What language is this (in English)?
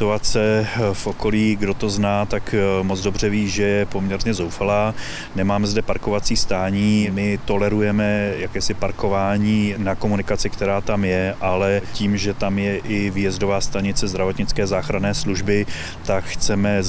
Czech